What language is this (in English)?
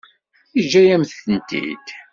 Kabyle